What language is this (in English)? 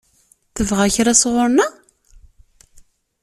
Kabyle